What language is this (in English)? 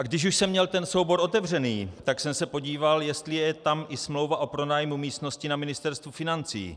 Czech